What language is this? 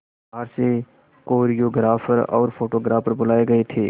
Hindi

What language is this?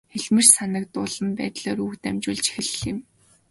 Mongolian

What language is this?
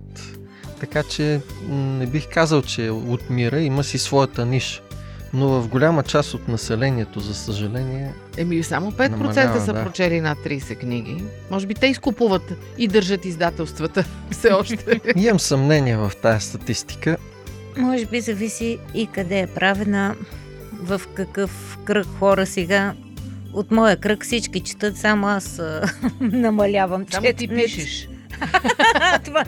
Bulgarian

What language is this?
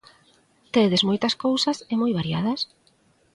Galician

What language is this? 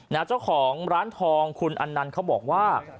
Thai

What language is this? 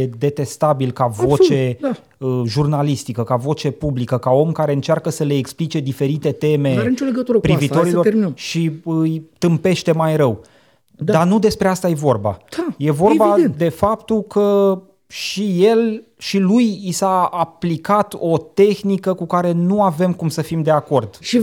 Romanian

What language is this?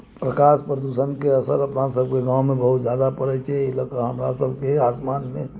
Maithili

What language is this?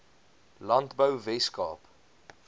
Afrikaans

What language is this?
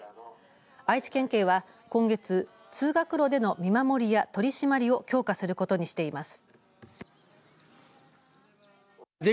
Japanese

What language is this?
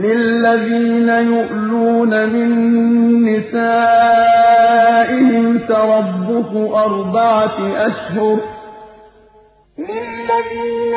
Arabic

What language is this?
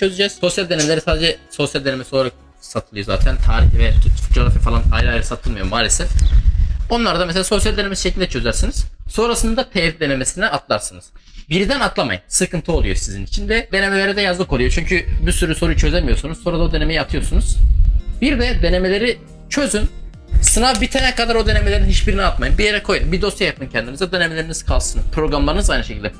Turkish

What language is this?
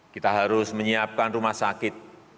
Indonesian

